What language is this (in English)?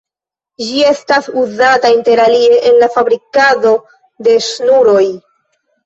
Esperanto